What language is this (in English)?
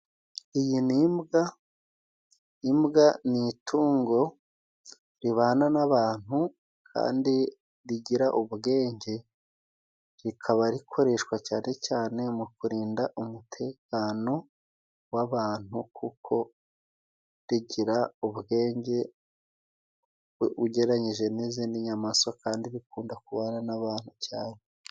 Kinyarwanda